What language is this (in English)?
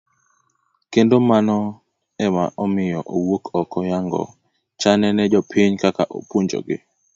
Luo (Kenya and Tanzania)